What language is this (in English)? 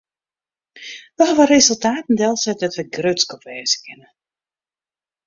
Western Frisian